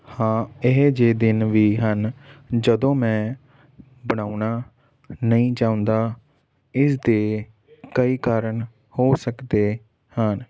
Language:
Punjabi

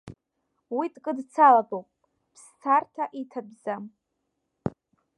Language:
Abkhazian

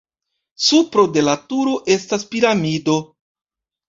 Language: Esperanto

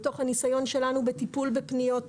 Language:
Hebrew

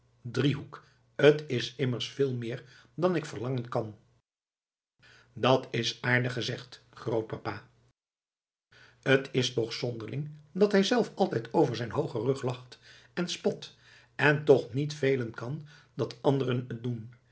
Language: Dutch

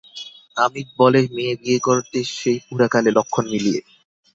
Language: Bangla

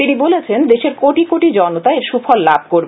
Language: Bangla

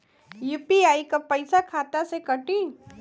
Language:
Bhojpuri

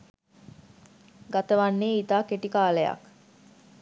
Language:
Sinhala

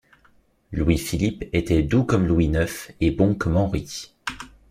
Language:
French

